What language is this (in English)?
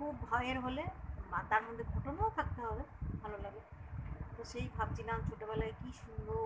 Thai